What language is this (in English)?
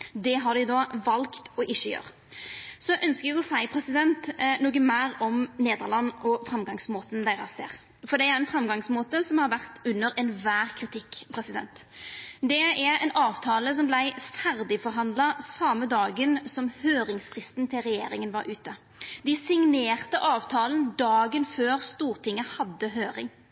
Norwegian Nynorsk